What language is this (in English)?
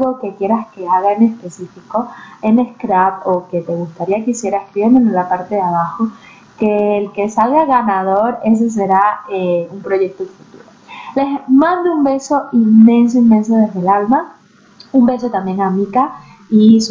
Spanish